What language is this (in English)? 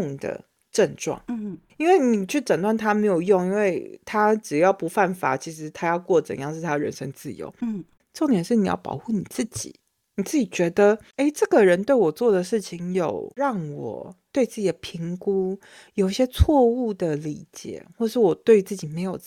Chinese